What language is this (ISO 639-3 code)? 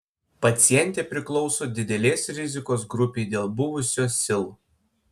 lit